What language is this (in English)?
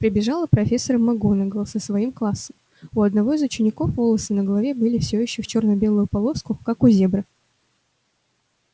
Russian